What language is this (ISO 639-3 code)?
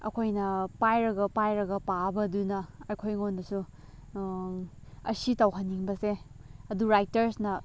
mni